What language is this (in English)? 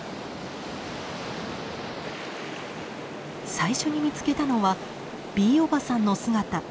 Japanese